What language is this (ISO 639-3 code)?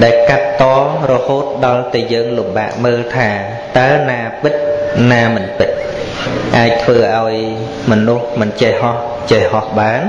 vie